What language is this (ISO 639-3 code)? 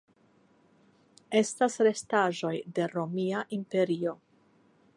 epo